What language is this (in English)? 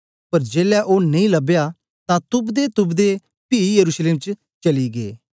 Dogri